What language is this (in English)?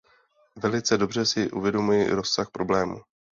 Czech